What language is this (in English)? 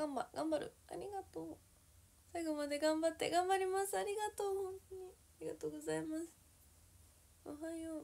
Japanese